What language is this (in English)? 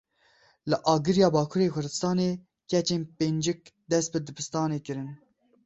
Kurdish